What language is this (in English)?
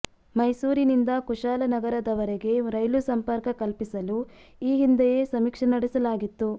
Kannada